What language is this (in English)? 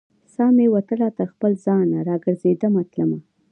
Pashto